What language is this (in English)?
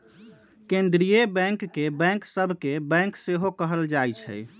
Magahi